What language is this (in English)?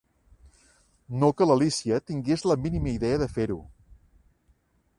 Catalan